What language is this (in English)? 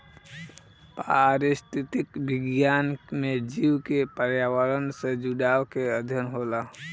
Bhojpuri